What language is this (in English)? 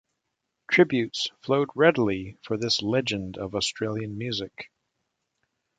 English